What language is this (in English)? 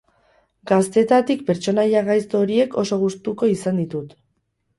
Basque